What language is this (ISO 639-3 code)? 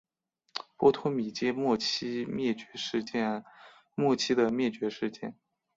zho